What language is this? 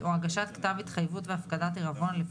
Hebrew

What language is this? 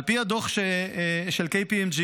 Hebrew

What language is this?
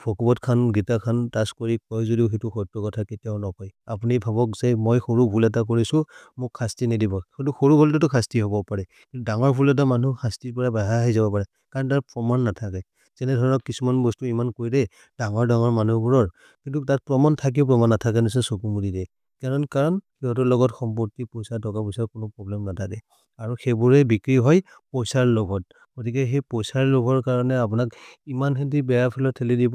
Maria (India)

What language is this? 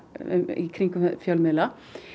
Icelandic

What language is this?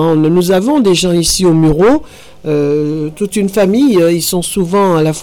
French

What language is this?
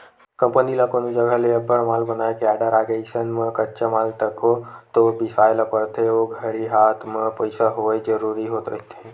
Chhattisgarhi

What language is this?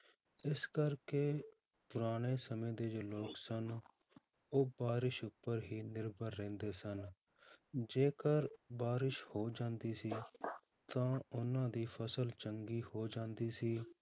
Punjabi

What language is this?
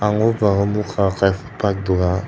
Kok Borok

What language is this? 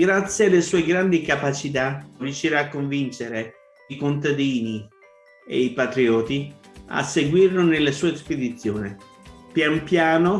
Italian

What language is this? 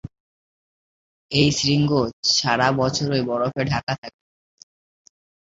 Bangla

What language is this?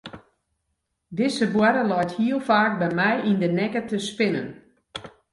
Western Frisian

